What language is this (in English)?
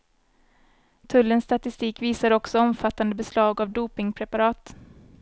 Swedish